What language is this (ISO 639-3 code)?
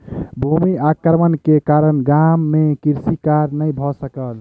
mai